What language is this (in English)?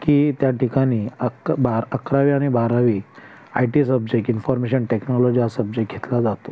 Marathi